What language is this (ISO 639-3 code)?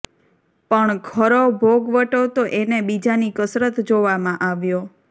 guj